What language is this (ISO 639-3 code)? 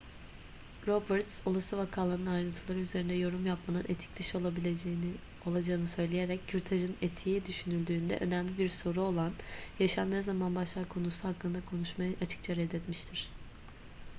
tur